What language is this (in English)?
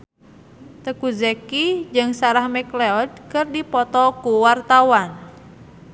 Sundanese